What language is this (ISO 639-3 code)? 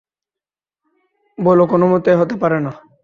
ben